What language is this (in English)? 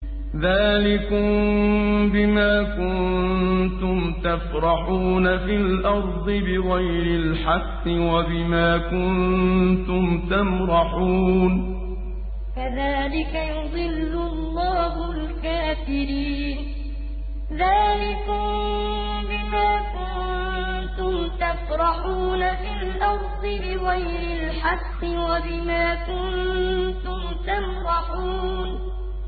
Arabic